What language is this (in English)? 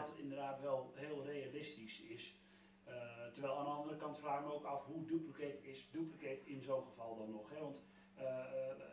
Dutch